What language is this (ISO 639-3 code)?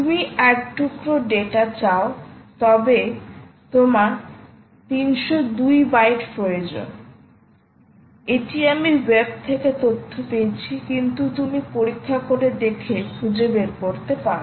ben